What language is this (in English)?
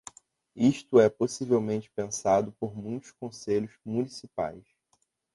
Portuguese